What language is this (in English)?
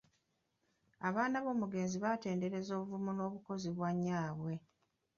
Ganda